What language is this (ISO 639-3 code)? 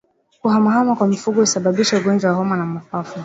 swa